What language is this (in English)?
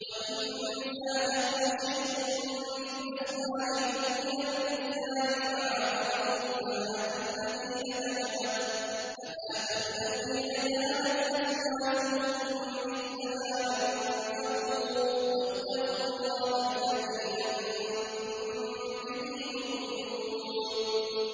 Arabic